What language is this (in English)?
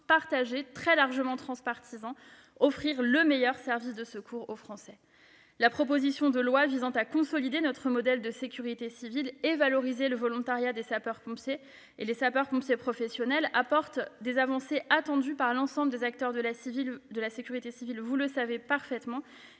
French